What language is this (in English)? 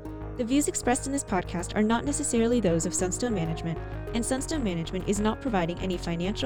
Chinese